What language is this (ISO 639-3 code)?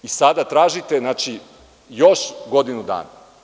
srp